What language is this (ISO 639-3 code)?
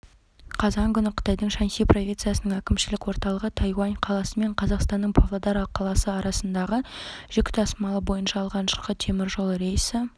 kaz